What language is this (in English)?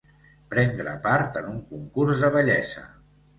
Catalan